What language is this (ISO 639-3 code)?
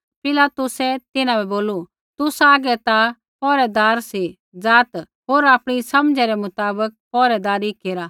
kfx